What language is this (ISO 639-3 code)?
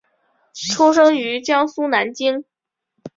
zho